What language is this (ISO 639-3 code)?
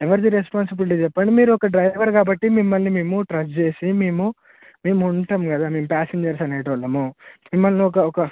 tel